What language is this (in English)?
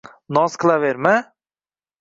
Uzbek